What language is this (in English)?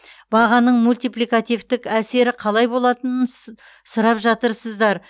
Kazakh